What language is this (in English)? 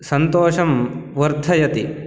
Sanskrit